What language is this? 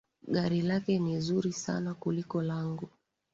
Swahili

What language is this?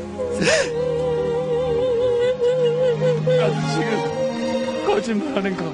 Korean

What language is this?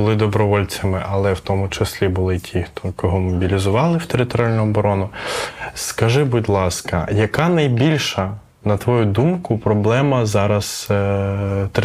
Ukrainian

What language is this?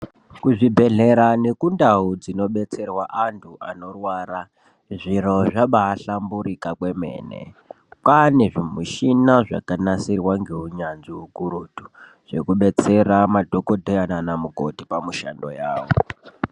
Ndau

